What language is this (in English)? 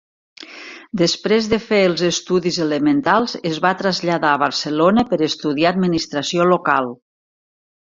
Catalan